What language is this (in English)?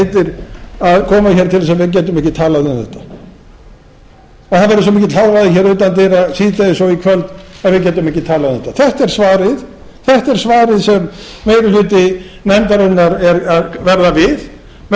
Icelandic